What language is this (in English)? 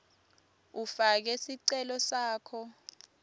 Swati